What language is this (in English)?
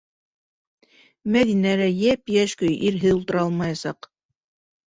Bashkir